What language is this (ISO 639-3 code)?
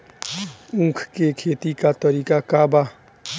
bho